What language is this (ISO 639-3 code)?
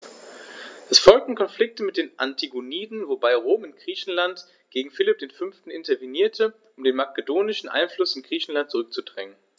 deu